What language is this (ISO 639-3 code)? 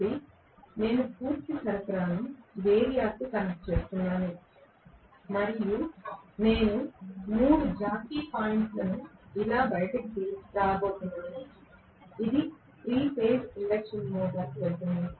tel